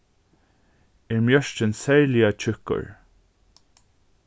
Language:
Faroese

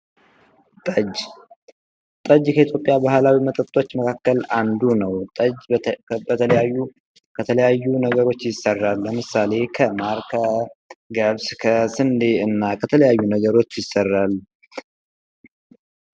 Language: Amharic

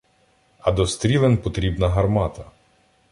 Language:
Ukrainian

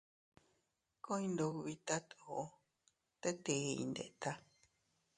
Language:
Teutila Cuicatec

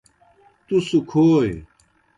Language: Kohistani Shina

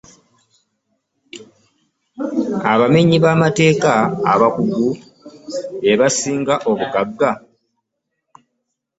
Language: Ganda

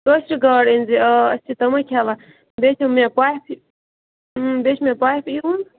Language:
Kashmiri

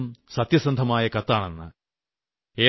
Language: Malayalam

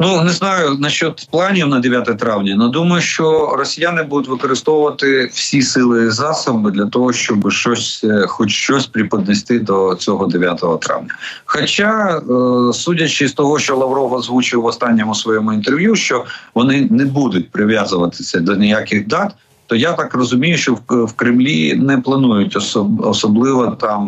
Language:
Ukrainian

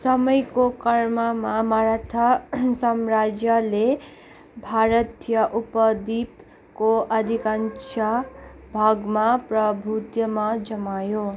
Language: Nepali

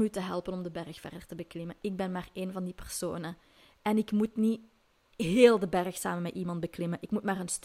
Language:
Dutch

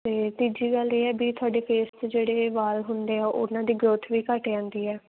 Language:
Punjabi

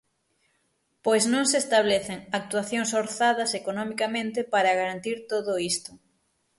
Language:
Galician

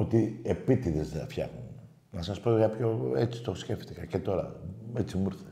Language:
Greek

